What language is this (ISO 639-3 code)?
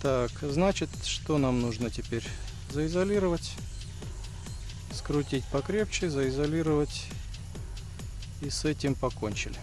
rus